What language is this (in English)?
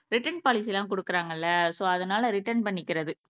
Tamil